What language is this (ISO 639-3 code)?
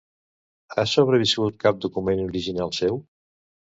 cat